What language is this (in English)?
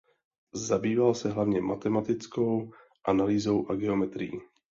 Czech